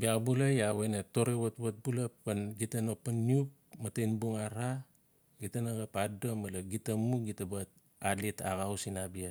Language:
Notsi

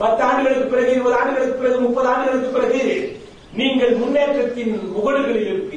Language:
Tamil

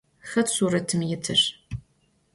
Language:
Adyghe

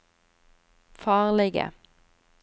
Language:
Norwegian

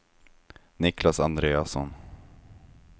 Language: Swedish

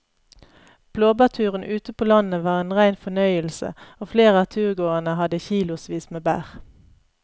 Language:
Norwegian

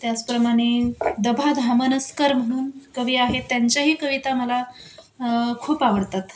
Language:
Marathi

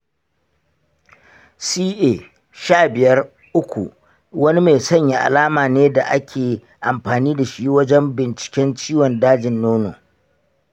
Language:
Hausa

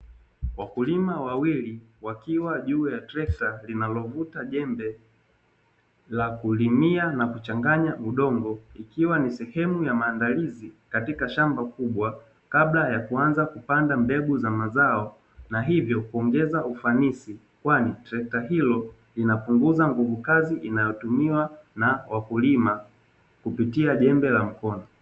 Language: Swahili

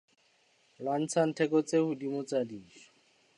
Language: Southern Sotho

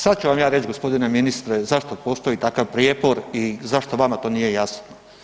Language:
Croatian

